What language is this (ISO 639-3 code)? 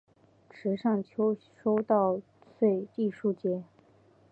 zho